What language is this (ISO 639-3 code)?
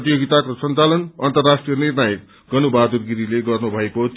nep